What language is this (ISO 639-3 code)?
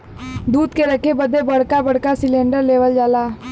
bho